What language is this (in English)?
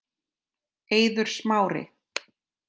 Icelandic